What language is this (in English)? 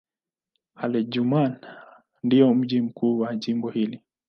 Swahili